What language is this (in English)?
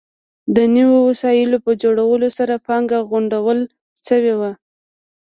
Pashto